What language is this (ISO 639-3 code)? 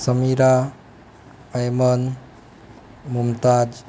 guj